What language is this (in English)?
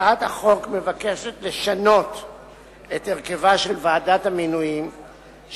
Hebrew